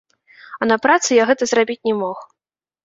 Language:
Belarusian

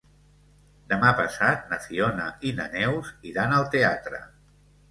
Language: Catalan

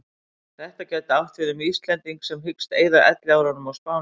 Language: Icelandic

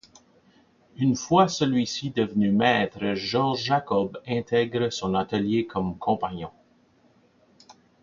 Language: French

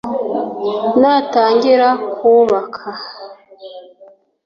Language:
Kinyarwanda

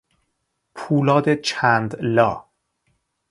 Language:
Persian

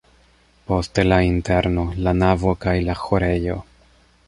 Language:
Esperanto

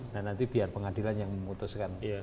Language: Indonesian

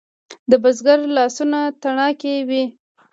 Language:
Pashto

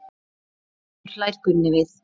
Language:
Icelandic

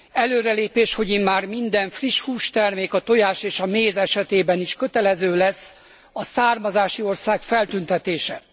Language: Hungarian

